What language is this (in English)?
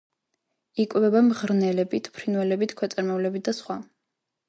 Georgian